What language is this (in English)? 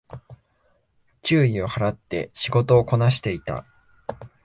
Japanese